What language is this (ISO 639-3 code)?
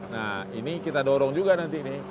ind